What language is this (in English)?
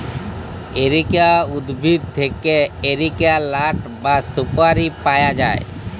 Bangla